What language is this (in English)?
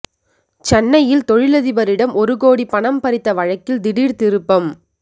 Tamil